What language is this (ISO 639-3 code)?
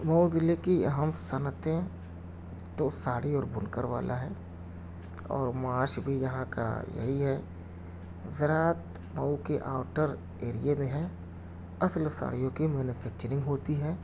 urd